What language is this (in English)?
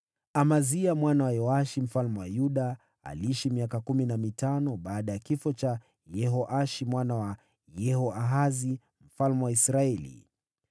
Swahili